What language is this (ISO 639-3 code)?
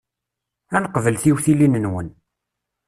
kab